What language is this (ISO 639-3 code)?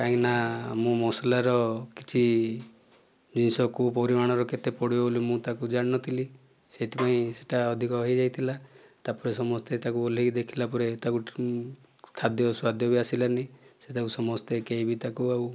ori